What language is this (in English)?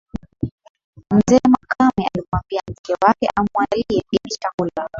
Swahili